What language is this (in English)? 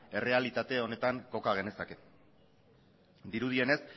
Basque